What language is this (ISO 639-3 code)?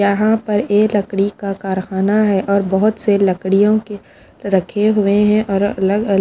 hin